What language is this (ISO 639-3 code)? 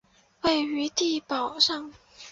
zho